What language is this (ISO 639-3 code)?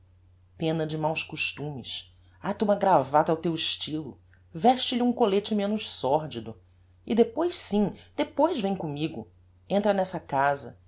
por